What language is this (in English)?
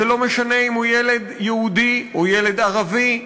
Hebrew